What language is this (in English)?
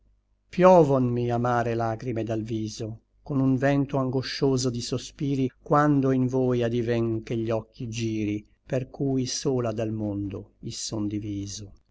Italian